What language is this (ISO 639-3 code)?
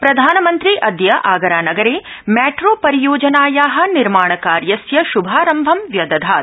san